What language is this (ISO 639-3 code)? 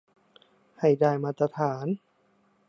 tha